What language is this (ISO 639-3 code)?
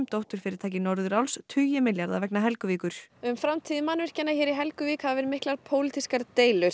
isl